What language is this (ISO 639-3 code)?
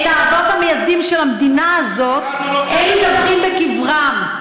heb